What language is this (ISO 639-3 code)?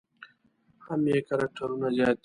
pus